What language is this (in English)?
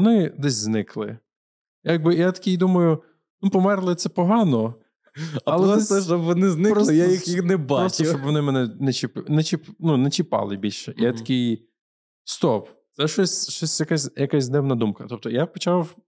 Ukrainian